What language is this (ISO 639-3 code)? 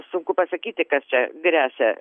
lit